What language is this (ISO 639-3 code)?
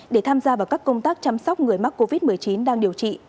vie